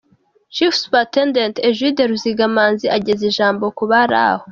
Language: Kinyarwanda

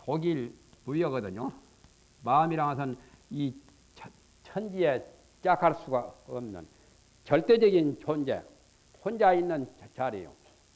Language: Korean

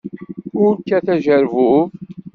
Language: Kabyle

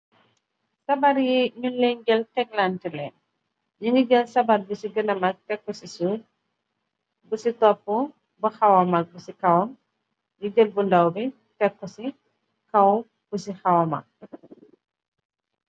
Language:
Wolof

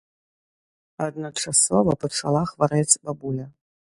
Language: Belarusian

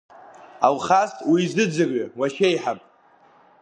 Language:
Abkhazian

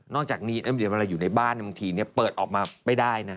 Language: Thai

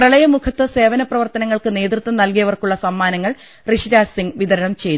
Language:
Malayalam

